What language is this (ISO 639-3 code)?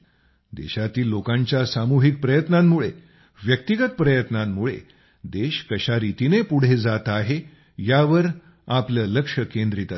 mar